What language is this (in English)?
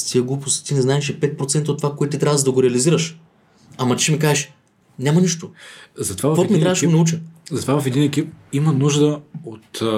Bulgarian